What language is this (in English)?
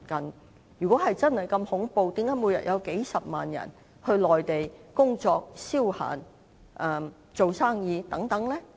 Cantonese